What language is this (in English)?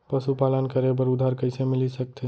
Chhattisgarhi